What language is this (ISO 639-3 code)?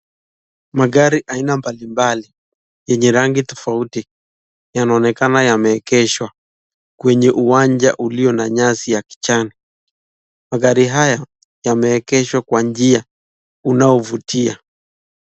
swa